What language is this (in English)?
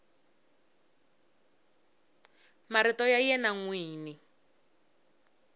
Tsonga